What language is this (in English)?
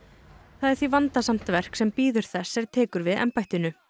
Icelandic